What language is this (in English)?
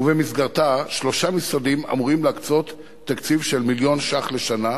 Hebrew